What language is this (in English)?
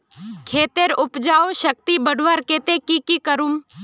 Magahi